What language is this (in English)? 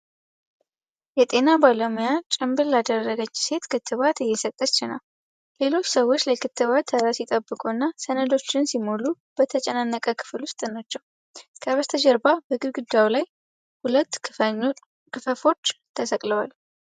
Amharic